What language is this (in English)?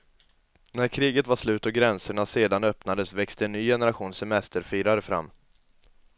Swedish